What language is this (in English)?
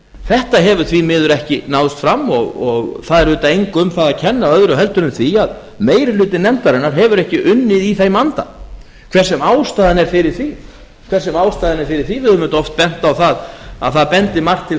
Icelandic